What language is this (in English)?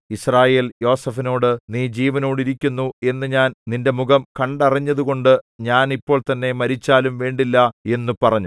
Malayalam